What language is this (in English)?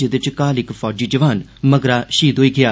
Dogri